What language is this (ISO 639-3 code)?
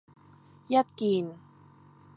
yue